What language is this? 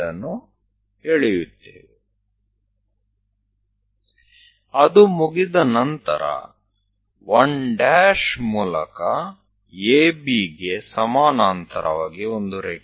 Gujarati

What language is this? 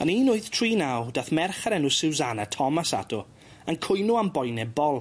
Welsh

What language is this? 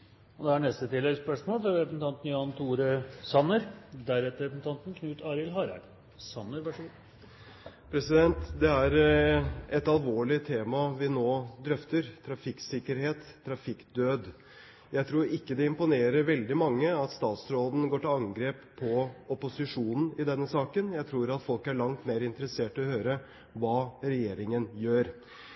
Norwegian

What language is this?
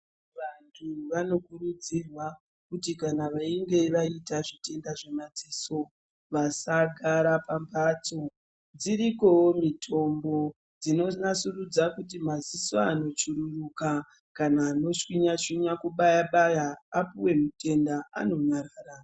Ndau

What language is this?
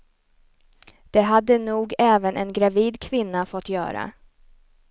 Swedish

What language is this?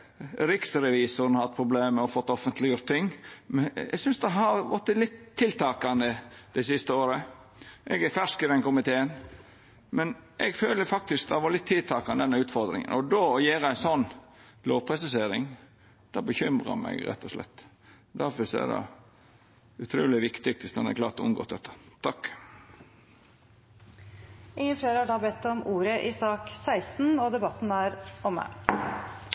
Norwegian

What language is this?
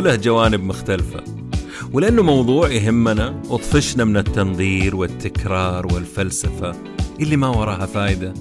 Arabic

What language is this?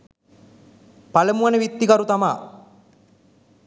Sinhala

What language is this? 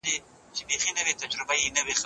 Pashto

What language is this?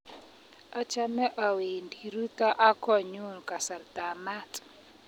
Kalenjin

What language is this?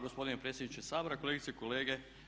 Croatian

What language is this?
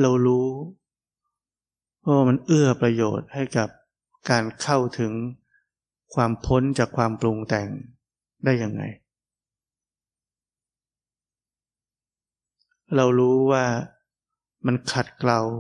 Thai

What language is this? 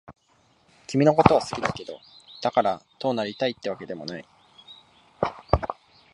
Japanese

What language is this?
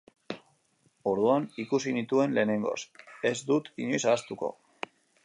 Basque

